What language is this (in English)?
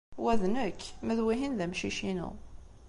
Kabyle